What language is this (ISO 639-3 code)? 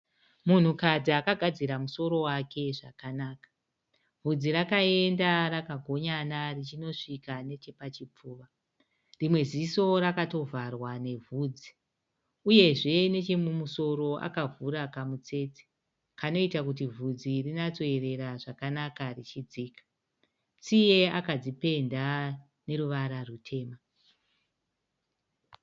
sna